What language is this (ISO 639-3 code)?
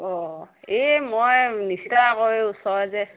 asm